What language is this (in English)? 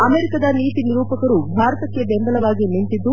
Kannada